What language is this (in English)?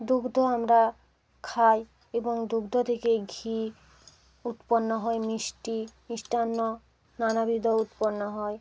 Bangla